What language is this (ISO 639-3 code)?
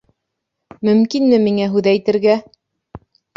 bak